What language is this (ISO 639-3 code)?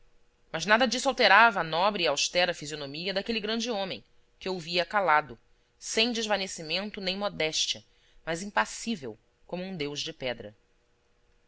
por